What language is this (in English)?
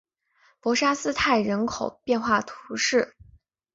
Chinese